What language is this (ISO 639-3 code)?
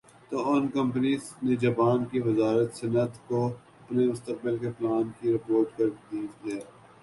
urd